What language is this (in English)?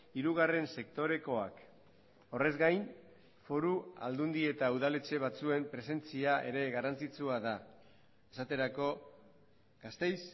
Basque